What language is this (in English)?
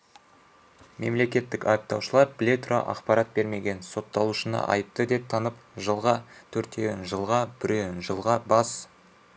Kazakh